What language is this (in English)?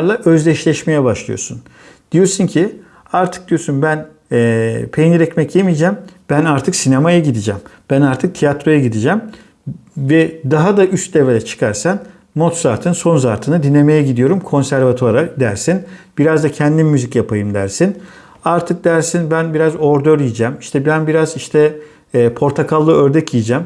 Turkish